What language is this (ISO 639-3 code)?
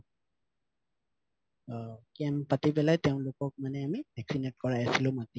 asm